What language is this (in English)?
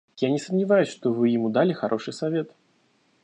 Russian